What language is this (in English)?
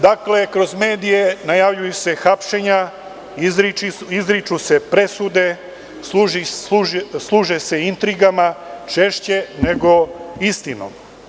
Serbian